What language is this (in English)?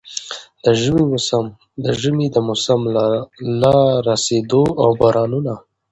Pashto